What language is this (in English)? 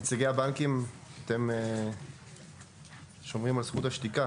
Hebrew